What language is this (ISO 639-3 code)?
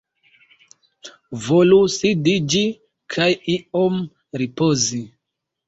epo